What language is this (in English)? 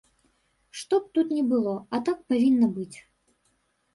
Belarusian